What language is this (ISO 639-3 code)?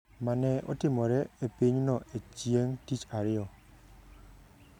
luo